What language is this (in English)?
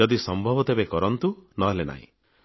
Odia